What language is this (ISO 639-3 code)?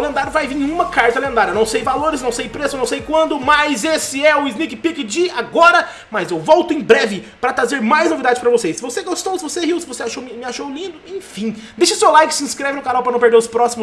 por